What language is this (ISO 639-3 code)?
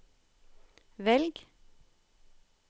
nor